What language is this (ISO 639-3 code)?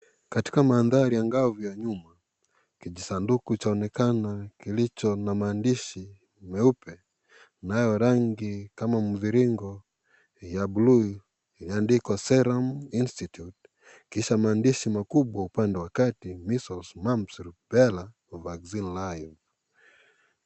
swa